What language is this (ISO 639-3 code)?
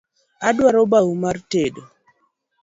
luo